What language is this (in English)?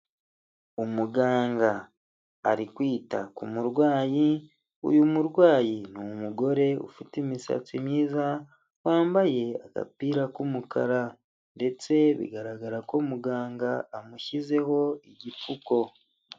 Kinyarwanda